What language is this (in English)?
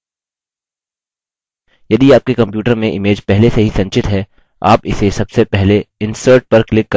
Hindi